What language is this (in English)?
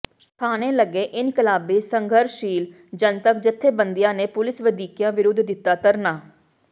Punjabi